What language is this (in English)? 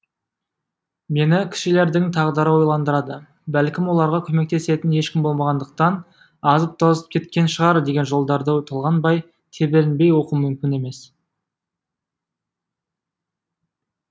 Kazakh